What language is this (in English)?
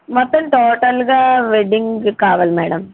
Telugu